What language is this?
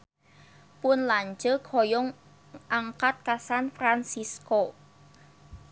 Sundanese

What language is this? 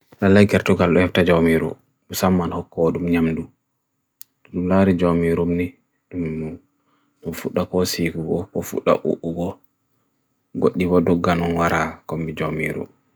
Bagirmi Fulfulde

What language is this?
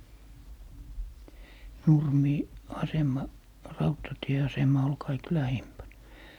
Finnish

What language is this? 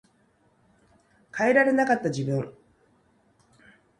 Japanese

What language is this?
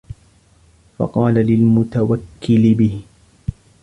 Arabic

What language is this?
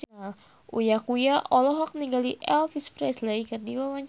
Sundanese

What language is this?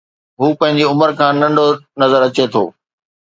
Sindhi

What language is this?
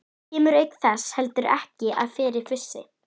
Icelandic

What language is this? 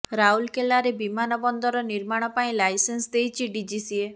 Odia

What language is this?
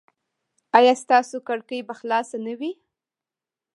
Pashto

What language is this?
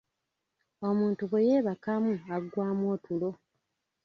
Ganda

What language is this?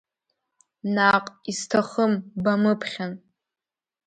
Abkhazian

